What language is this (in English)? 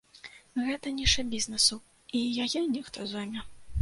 Belarusian